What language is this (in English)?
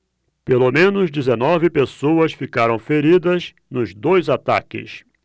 Portuguese